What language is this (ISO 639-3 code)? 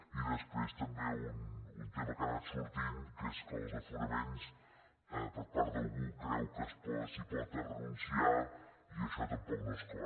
cat